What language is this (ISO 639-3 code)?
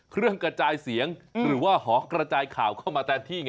tha